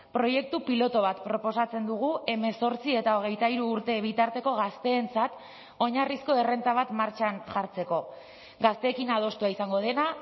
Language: Basque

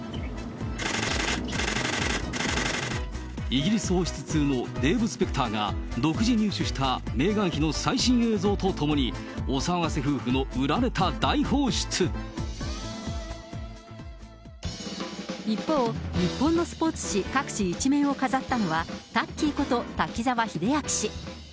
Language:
Japanese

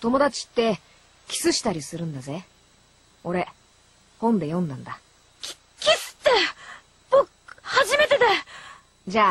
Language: Japanese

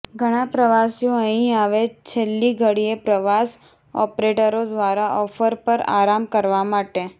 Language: Gujarati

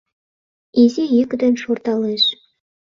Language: Mari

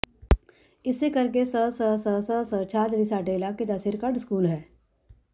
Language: Punjabi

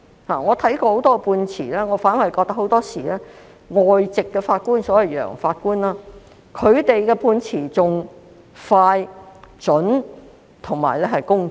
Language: Cantonese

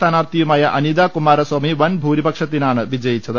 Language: Malayalam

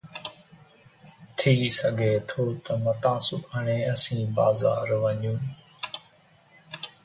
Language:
Sindhi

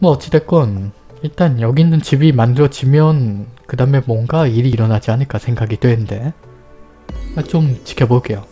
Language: Korean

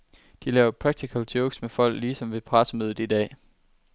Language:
Danish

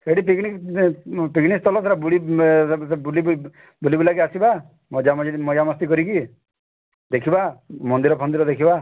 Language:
Odia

